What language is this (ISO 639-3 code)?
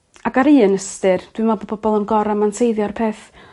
cym